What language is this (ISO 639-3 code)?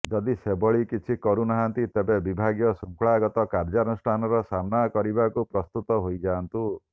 ori